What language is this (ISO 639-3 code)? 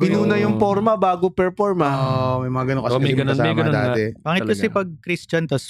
fil